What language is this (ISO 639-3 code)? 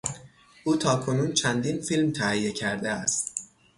fas